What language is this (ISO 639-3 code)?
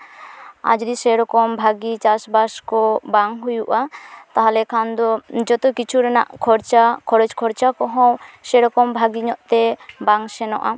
sat